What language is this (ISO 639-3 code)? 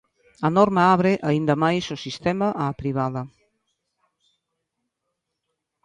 glg